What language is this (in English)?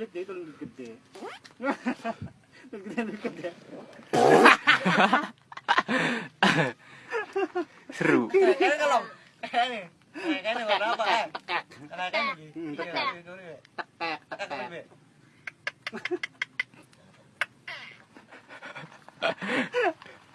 Indonesian